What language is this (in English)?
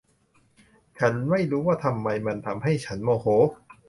Thai